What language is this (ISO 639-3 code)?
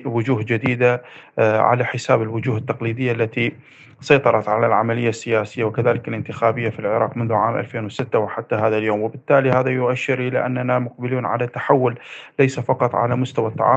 ara